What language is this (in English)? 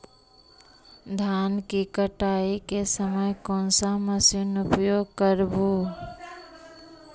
Magahi